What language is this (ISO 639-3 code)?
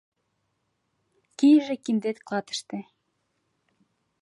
chm